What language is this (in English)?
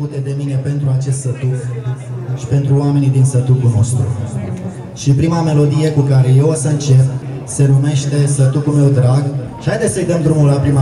Romanian